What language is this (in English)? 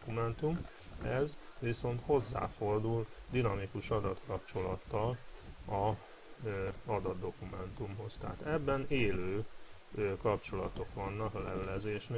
Hungarian